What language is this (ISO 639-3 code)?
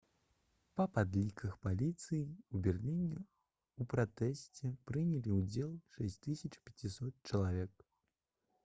bel